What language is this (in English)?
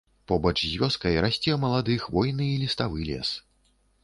Belarusian